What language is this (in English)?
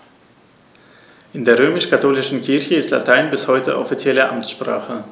German